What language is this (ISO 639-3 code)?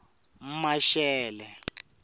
tso